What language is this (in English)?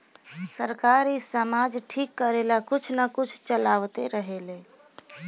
Bhojpuri